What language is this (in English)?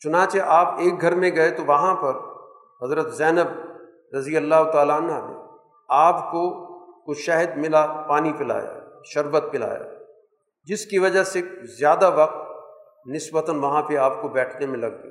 Urdu